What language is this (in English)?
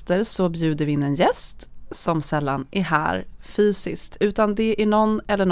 Swedish